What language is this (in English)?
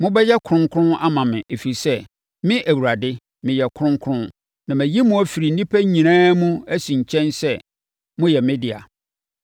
Akan